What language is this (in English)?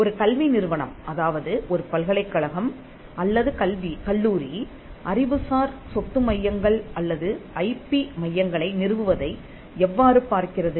Tamil